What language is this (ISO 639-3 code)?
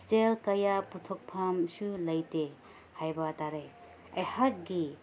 mni